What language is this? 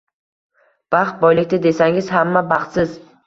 Uzbek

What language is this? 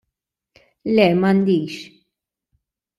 Maltese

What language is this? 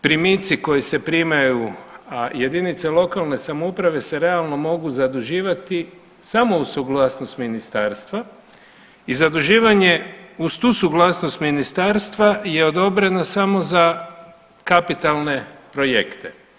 Croatian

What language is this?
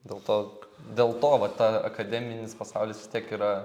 Lithuanian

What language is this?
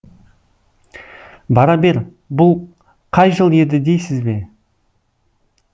Kazakh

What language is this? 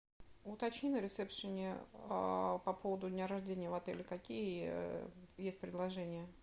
Russian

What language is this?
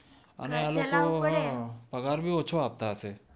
Gujarati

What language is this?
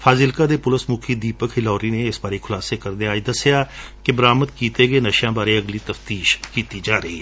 Punjabi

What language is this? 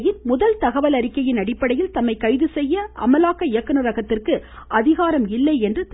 Tamil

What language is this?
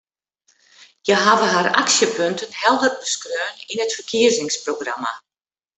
Western Frisian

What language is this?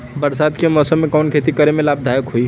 Bhojpuri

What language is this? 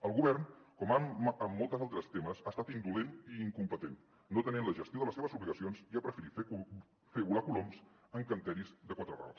Catalan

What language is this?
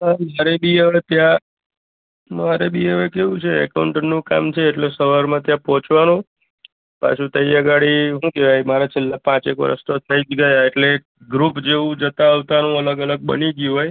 Gujarati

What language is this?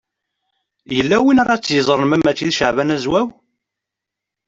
Kabyle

